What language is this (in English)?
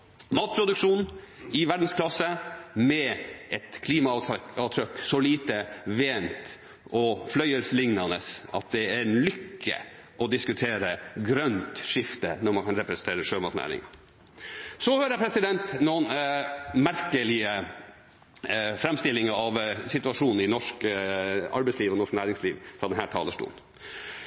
Norwegian Bokmål